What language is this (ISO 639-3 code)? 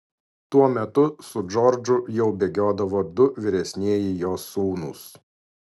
lit